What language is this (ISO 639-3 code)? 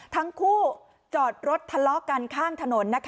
tha